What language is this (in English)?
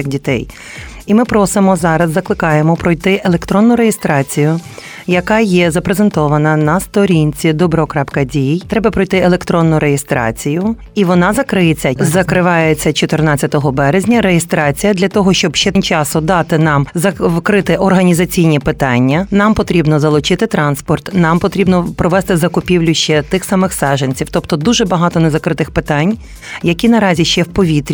Ukrainian